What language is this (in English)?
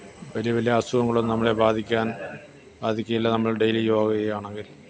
Malayalam